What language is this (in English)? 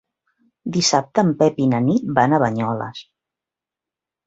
Catalan